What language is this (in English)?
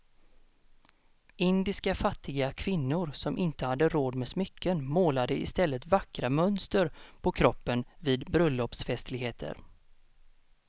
Swedish